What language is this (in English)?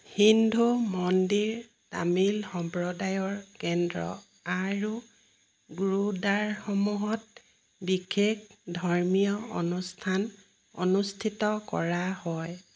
Assamese